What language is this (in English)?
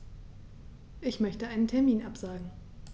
German